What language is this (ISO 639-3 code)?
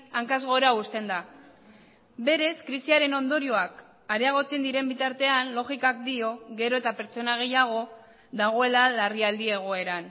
eus